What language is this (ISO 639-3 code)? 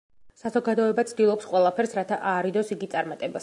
kat